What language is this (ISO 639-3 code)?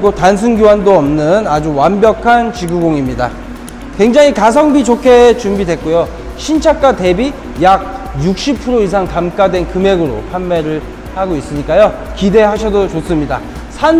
kor